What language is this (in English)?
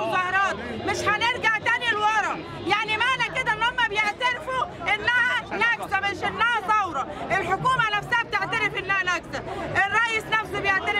Arabic